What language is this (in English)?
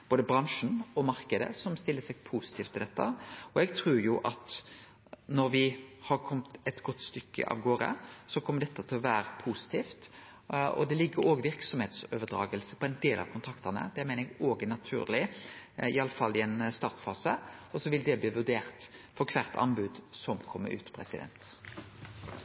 Norwegian